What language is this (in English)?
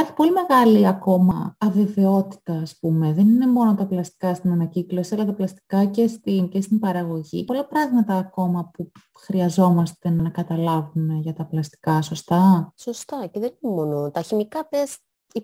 Greek